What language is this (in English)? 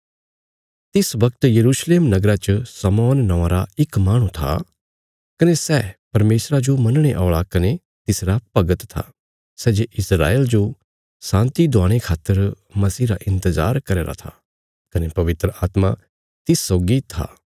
Bilaspuri